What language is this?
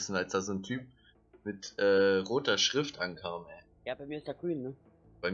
German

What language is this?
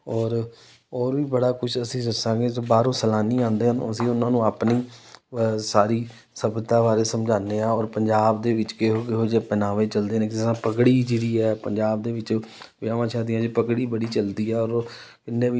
Punjabi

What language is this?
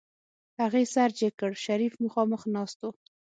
Pashto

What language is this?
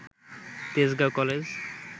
Bangla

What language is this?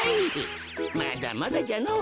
Japanese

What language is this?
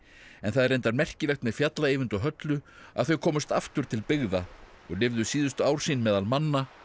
Icelandic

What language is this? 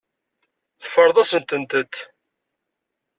Kabyle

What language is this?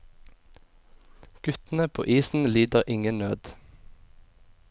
Norwegian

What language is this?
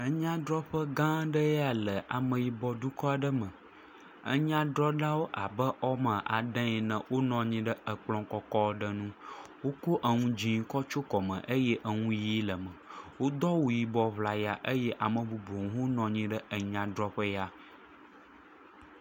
Ewe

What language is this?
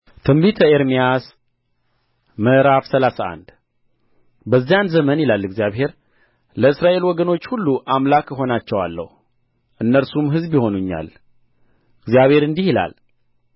Amharic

